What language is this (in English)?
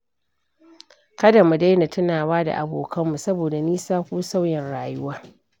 Hausa